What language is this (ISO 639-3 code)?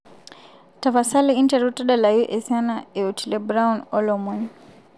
mas